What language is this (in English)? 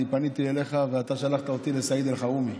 Hebrew